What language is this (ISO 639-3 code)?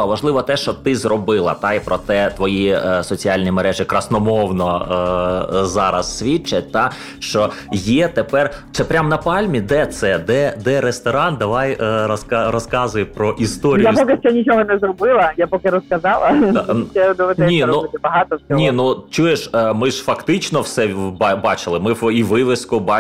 ukr